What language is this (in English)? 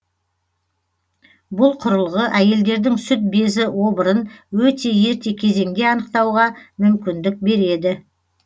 Kazakh